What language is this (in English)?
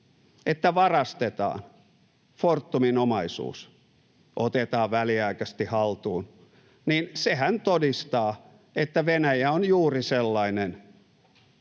Finnish